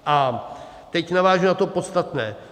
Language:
Czech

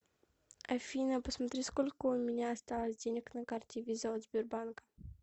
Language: Russian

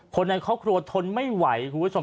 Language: Thai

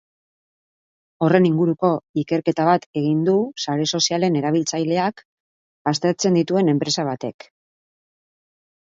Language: Basque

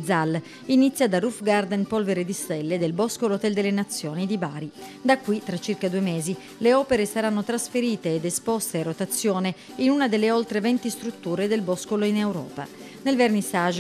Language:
Italian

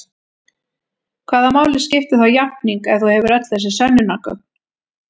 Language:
Icelandic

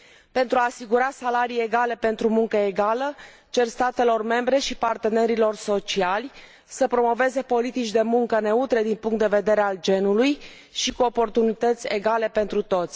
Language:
Romanian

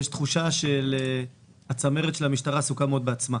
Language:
Hebrew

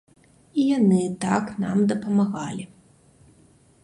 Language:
Belarusian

